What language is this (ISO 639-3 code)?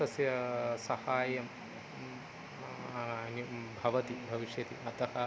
san